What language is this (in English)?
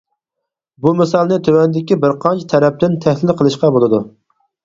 Uyghur